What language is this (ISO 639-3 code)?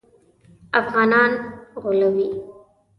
pus